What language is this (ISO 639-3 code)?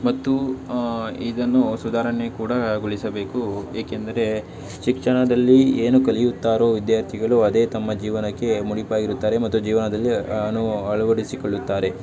kan